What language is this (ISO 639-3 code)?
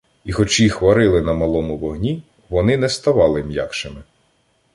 ukr